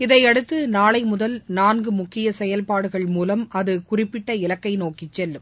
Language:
Tamil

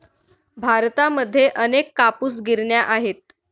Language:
Marathi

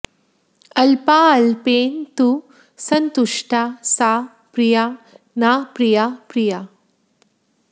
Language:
Sanskrit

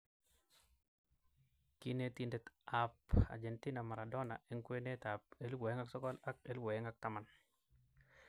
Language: Kalenjin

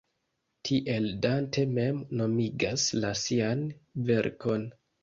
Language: Esperanto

